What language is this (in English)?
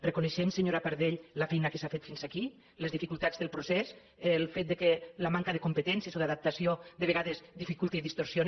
Catalan